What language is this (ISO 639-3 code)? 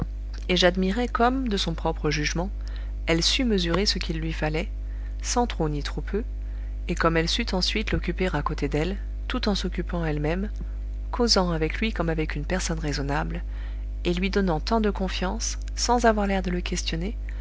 fra